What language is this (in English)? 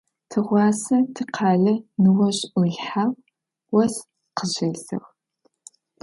Adyghe